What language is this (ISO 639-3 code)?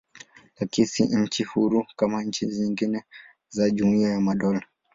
swa